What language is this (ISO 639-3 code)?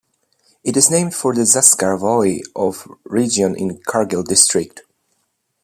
eng